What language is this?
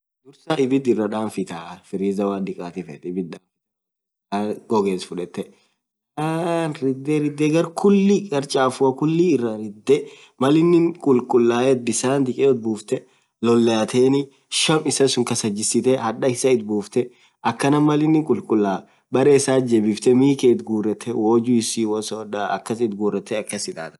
Orma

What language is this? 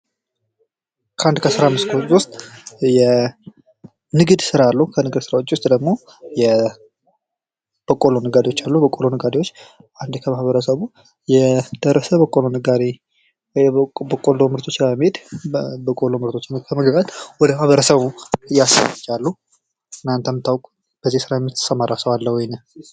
Amharic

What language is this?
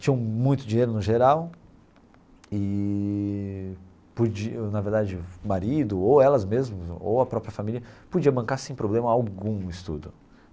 Portuguese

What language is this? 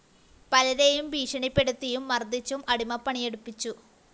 Malayalam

